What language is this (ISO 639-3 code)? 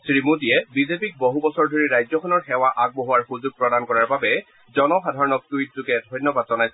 asm